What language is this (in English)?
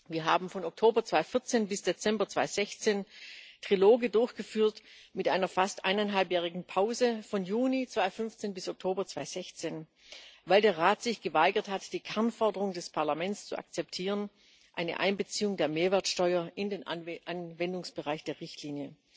German